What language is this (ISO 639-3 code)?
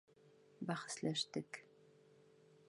bak